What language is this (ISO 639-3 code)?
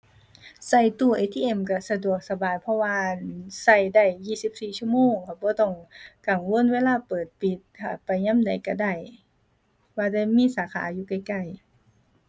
tha